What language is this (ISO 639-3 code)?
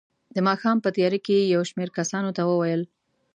pus